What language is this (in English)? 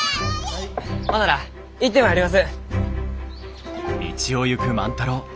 Japanese